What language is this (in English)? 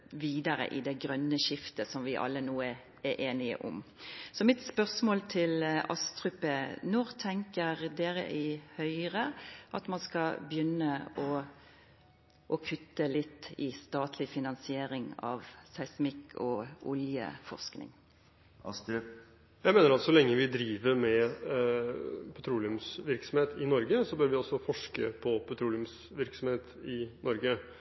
Norwegian